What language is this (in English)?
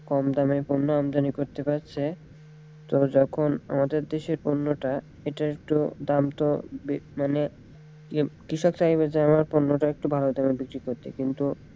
Bangla